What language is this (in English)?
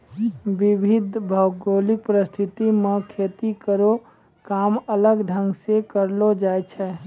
Maithili